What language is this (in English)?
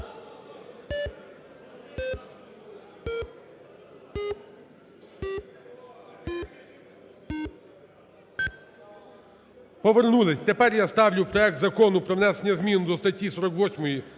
Ukrainian